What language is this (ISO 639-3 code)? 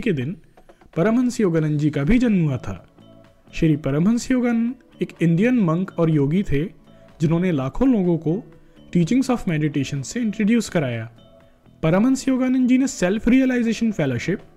hin